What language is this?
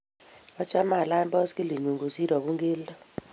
Kalenjin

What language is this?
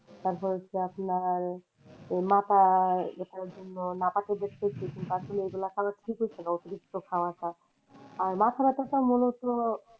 Bangla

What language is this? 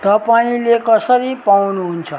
Nepali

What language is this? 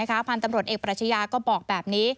Thai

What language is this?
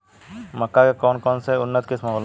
Bhojpuri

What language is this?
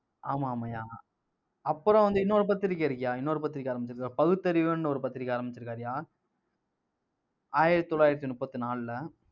Tamil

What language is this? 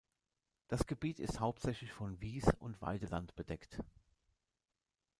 German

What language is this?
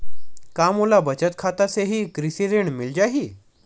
Chhattisgarhi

